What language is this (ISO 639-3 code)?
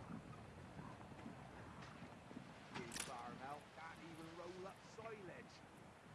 kor